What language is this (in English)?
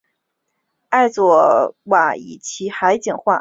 Chinese